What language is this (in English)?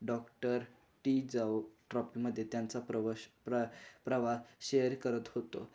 Marathi